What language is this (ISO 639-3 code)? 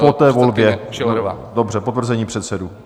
ces